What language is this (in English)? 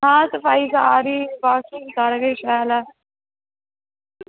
Dogri